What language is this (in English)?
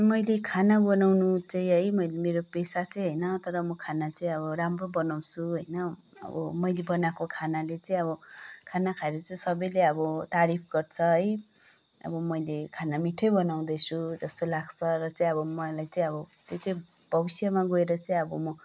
Nepali